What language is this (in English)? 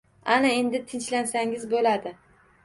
Uzbek